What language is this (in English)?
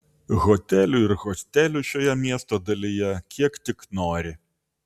Lithuanian